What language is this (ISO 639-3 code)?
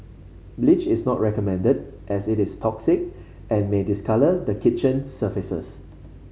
eng